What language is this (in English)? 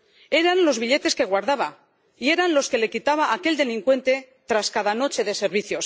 Spanish